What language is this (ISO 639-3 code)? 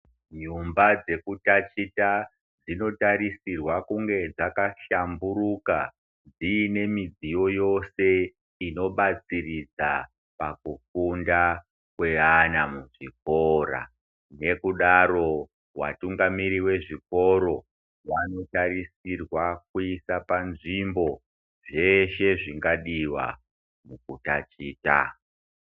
ndc